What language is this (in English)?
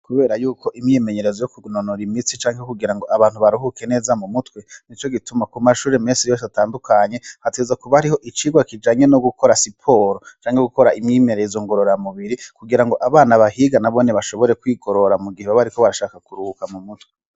Rundi